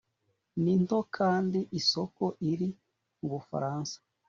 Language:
Kinyarwanda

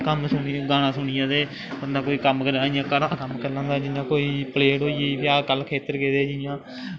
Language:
Dogri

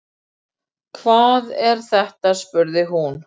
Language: Icelandic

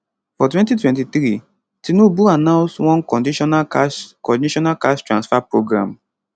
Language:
Nigerian Pidgin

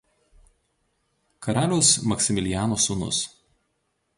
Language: Lithuanian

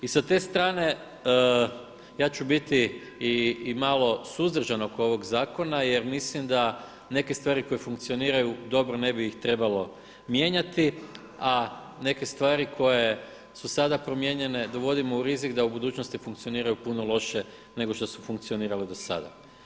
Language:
Croatian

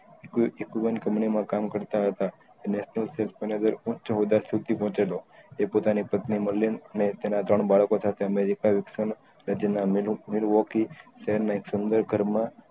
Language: Gujarati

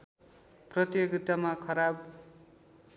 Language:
Nepali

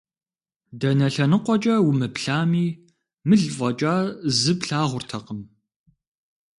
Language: Kabardian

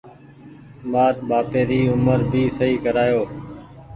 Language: Goaria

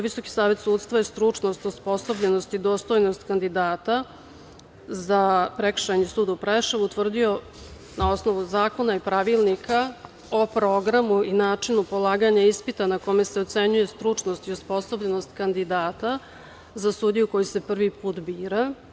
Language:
Serbian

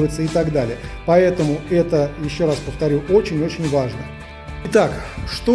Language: Russian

